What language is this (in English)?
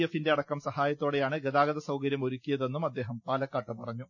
Malayalam